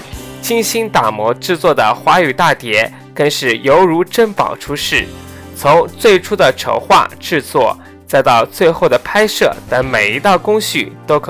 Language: Chinese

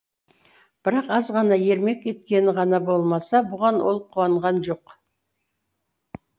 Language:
Kazakh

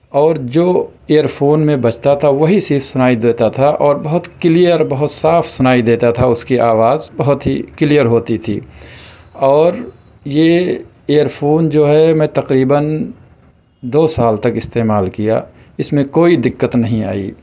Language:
Urdu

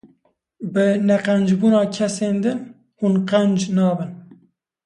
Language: Kurdish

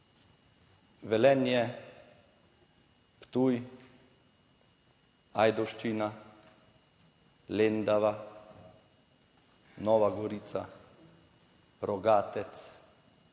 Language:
Slovenian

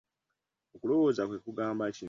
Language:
Ganda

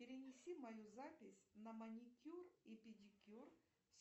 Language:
Russian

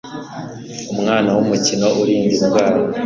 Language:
Kinyarwanda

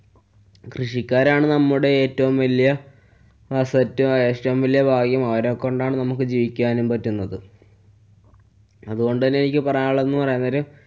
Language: Malayalam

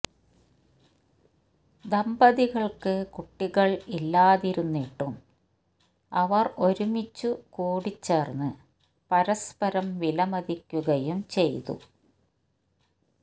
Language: Malayalam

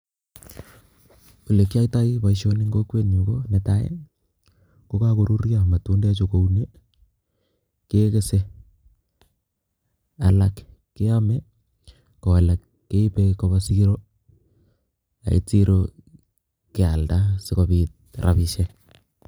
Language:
Kalenjin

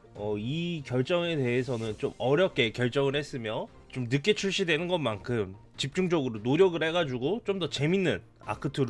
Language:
Korean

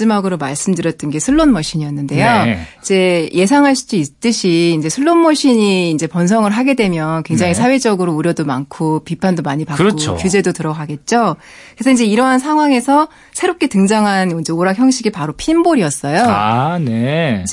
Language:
Korean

